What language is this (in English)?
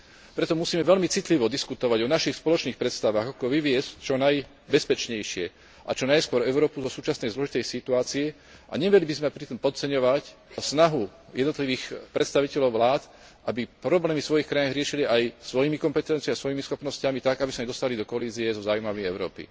Slovak